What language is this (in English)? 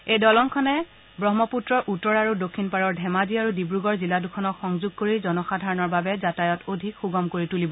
Assamese